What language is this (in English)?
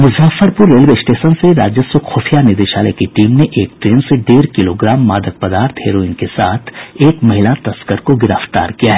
Hindi